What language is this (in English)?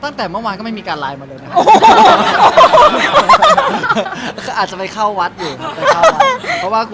Thai